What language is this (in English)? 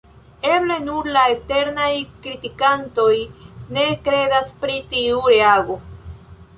Esperanto